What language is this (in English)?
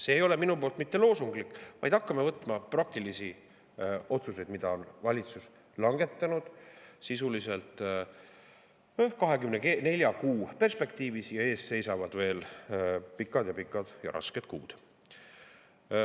Estonian